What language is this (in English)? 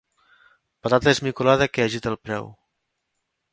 Catalan